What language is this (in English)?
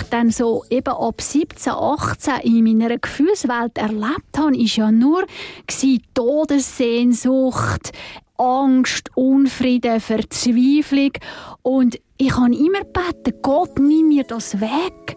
German